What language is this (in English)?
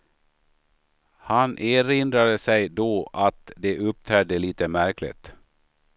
Swedish